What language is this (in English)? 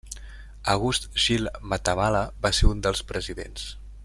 Catalan